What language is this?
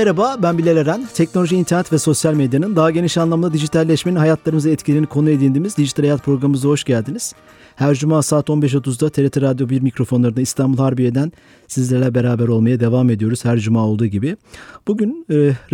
Turkish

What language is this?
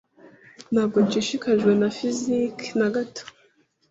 Kinyarwanda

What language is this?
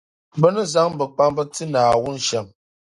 Dagbani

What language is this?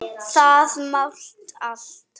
Icelandic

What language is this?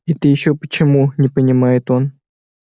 Russian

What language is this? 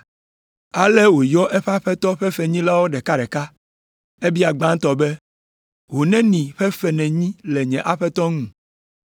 Ewe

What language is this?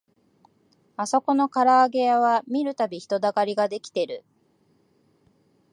Japanese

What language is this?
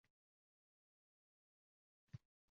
Uzbek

